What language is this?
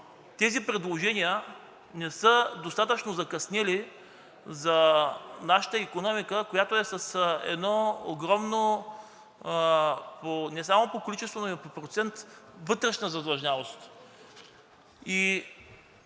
Bulgarian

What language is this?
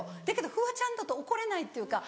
Japanese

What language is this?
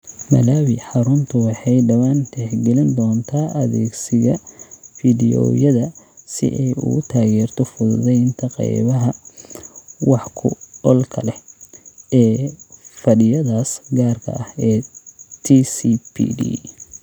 Somali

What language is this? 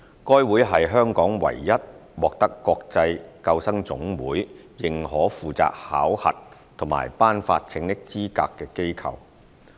Cantonese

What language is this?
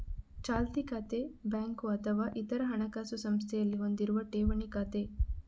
Kannada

